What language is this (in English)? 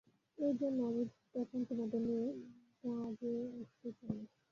Bangla